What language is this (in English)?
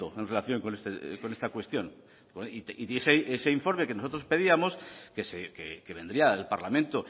Spanish